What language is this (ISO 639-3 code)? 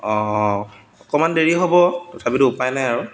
asm